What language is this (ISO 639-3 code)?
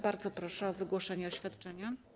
pol